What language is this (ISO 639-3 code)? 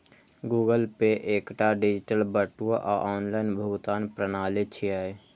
mai